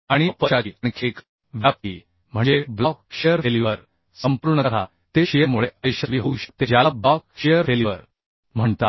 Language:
Marathi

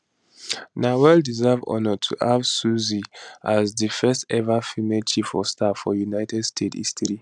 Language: Nigerian Pidgin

